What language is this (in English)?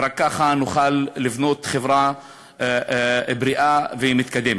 Hebrew